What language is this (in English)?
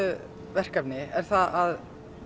Icelandic